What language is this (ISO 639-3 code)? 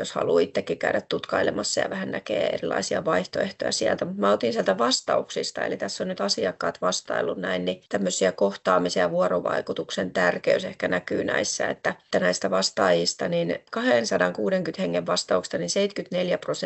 fin